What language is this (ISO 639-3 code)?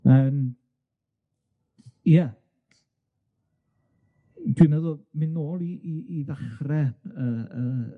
cym